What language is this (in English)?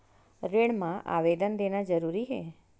Chhattisgarhi